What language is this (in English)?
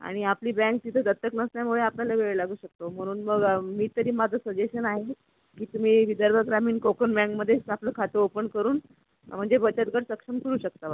Marathi